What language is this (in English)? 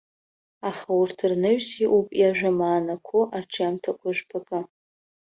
Abkhazian